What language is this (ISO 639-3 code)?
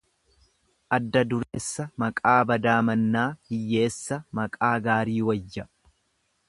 orm